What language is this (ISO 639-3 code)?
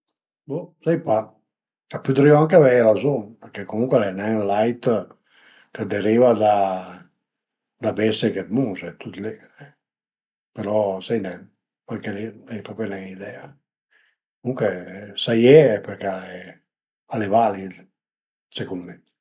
pms